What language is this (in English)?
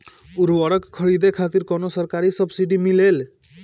Bhojpuri